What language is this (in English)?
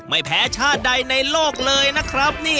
Thai